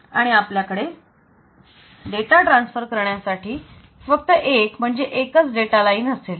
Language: Marathi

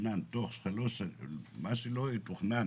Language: Hebrew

